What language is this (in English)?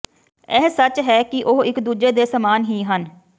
Punjabi